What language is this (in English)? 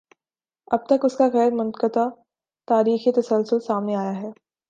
Urdu